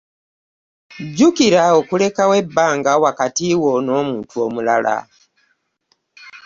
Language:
Ganda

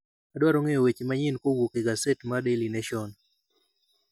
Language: Luo (Kenya and Tanzania)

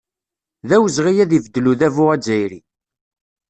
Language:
Kabyle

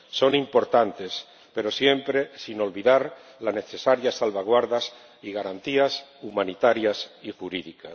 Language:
Spanish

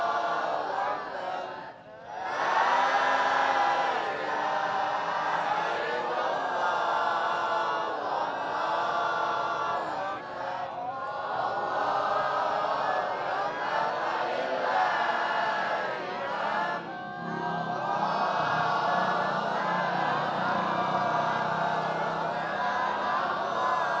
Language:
Indonesian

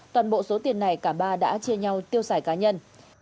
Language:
Vietnamese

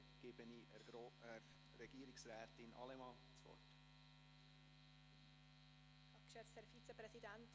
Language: Swiss German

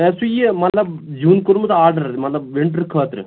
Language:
Kashmiri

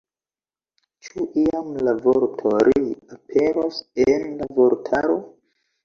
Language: Esperanto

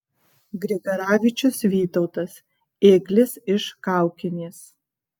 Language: Lithuanian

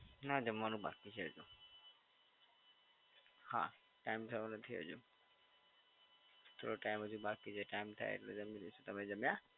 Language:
Gujarati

